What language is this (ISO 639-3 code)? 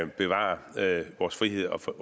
dan